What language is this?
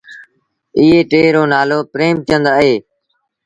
Sindhi Bhil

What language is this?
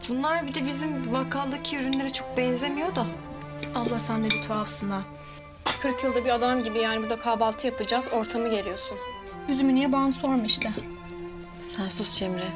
Turkish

